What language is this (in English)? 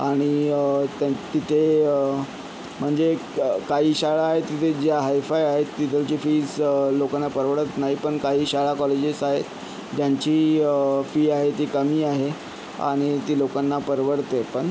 Marathi